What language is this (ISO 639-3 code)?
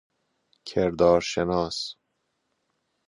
fas